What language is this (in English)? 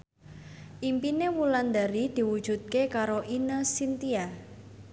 Javanese